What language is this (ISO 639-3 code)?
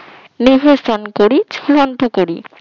ben